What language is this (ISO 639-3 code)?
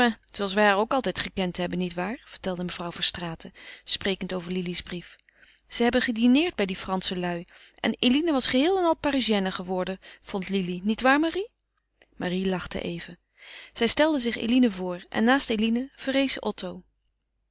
nld